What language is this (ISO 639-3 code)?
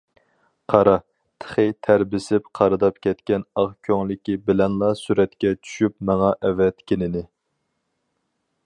uig